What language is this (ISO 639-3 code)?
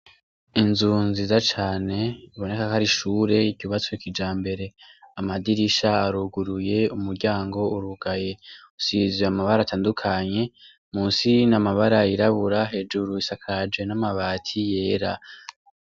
run